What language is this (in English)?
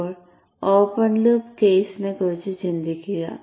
Malayalam